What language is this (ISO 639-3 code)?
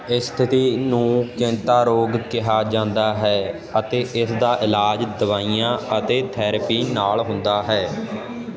pan